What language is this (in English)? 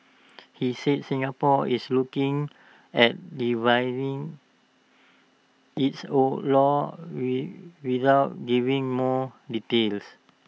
English